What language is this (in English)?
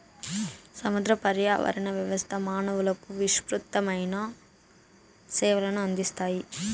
Telugu